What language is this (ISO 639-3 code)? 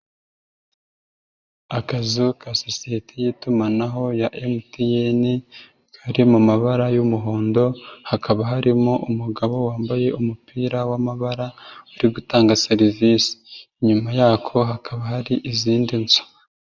kin